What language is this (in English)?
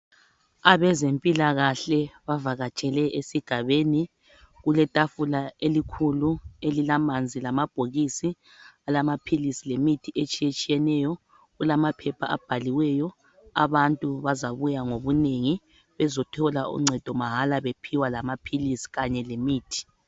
North Ndebele